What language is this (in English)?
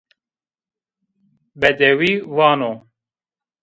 Zaza